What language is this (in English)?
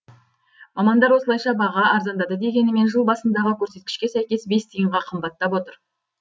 Kazakh